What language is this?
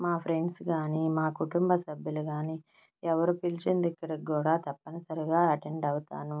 Telugu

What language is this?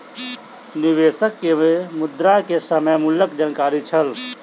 Maithili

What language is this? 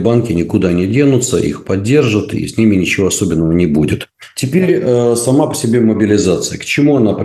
Russian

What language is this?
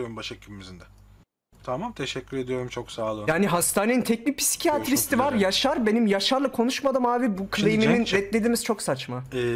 Turkish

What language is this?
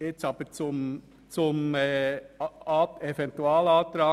Swiss German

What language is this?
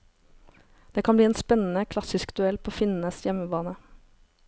Norwegian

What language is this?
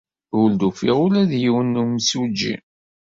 Kabyle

